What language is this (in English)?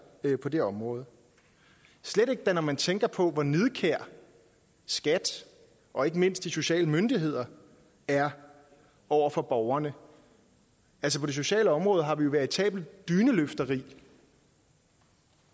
Danish